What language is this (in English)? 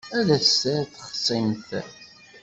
Kabyle